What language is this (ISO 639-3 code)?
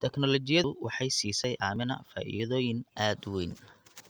som